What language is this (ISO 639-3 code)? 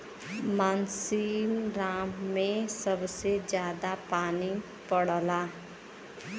bho